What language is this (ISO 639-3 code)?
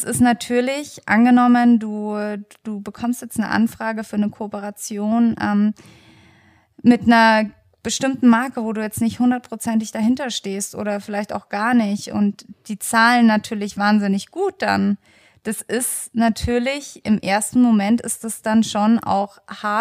deu